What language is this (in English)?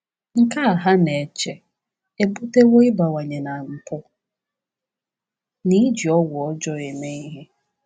Igbo